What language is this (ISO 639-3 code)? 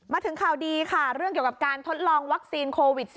tha